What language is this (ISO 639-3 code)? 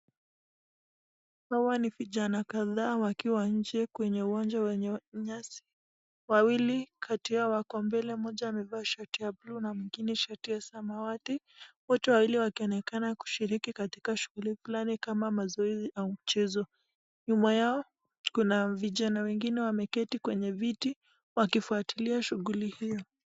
swa